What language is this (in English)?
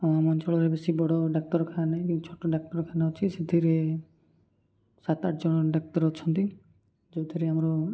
Odia